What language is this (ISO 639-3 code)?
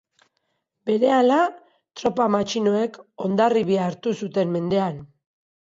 eus